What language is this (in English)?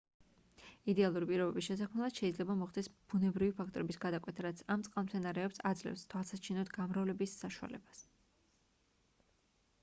Georgian